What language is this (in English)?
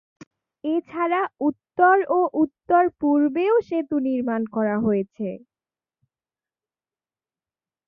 Bangla